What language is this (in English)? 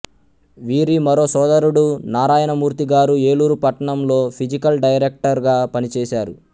Telugu